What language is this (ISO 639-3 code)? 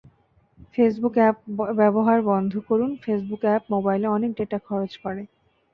ben